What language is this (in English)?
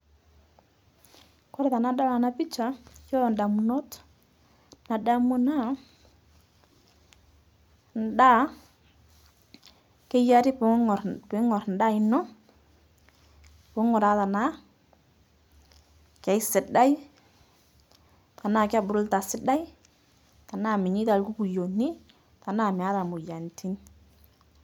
Masai